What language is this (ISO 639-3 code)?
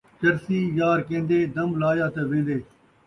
skr